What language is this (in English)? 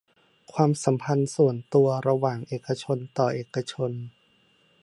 Thai